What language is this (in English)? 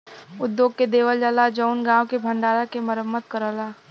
Bhojpuri